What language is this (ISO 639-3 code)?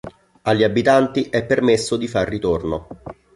ita